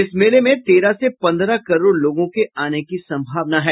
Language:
Hindi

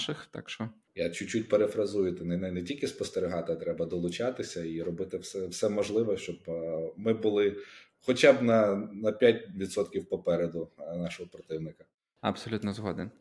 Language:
Ukrainian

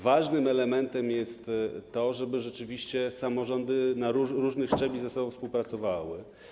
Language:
Polish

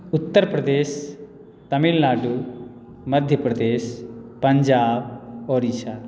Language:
Maithili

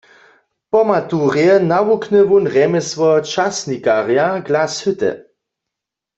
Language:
Upper Sorbian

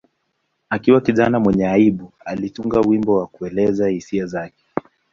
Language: Swahili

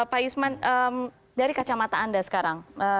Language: Indonesian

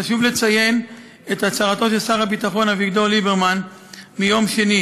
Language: Hebrew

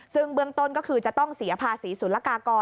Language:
Thai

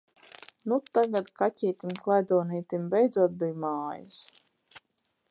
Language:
Latvian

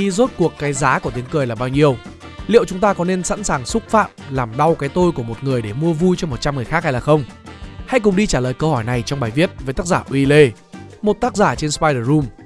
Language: Vietnamese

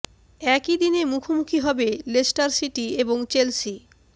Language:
Bangla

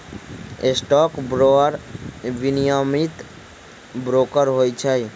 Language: Magahi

